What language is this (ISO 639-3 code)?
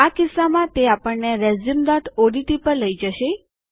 guj